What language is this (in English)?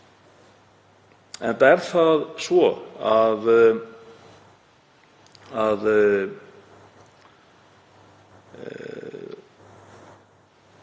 Icelandic